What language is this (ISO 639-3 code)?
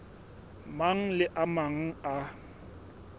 sot